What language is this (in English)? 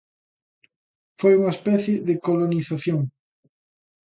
Galician